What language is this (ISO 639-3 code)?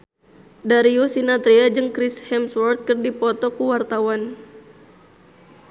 sun